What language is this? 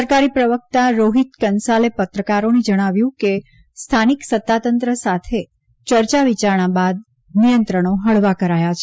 Gujarati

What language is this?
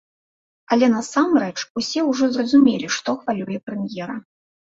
Belarusian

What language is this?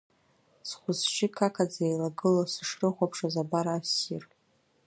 Abkhazian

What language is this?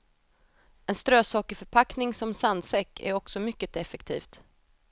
Swedish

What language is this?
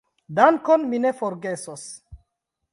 Esperanto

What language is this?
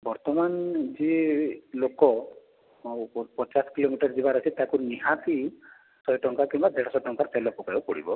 Odia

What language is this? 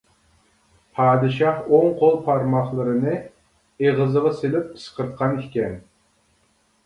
Uyghur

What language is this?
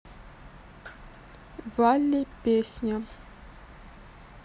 Russian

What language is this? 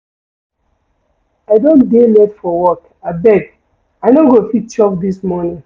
Nigerian Pidgin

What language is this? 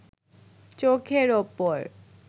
Bangla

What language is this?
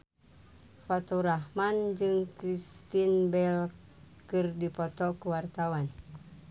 Sundanese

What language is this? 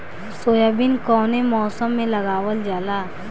Bhojpuri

